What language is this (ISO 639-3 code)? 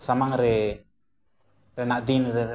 sat